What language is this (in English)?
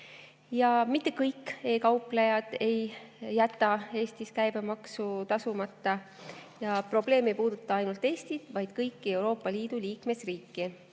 Estonian